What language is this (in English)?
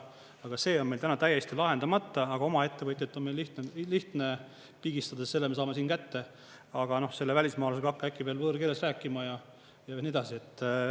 Estonian